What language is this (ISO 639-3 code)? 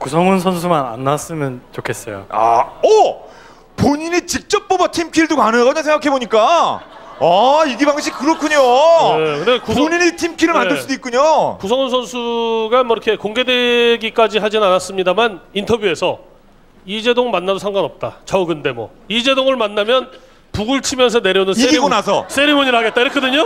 kor